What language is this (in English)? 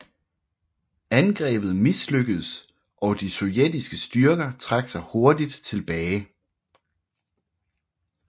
Danish